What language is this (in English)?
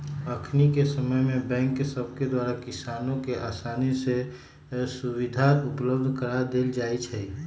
Magahi